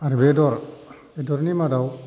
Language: Bodo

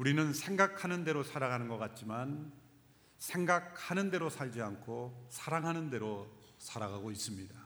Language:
Korean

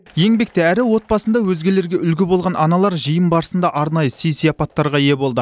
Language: Kazakh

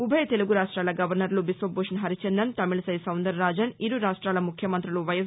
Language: Telugu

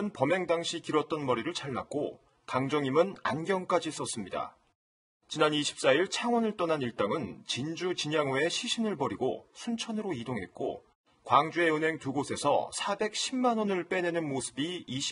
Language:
Korean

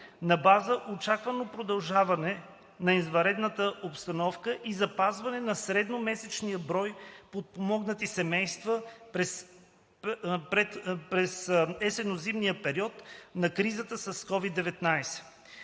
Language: Bulgarian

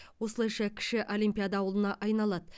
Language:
Kazakh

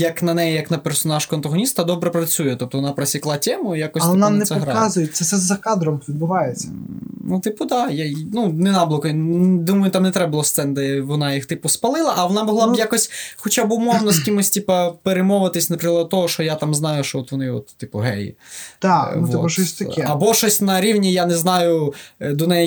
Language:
Ukrainian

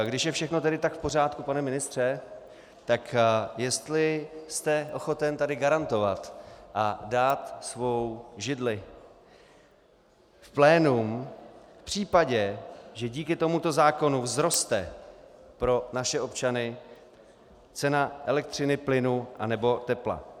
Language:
Czech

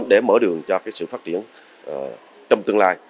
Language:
Vietnamese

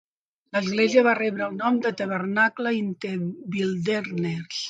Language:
Catalan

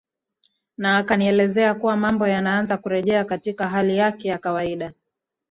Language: Swahili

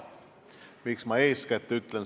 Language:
Estonian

